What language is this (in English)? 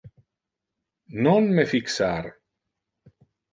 Interlingua